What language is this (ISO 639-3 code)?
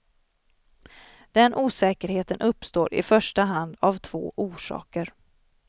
swe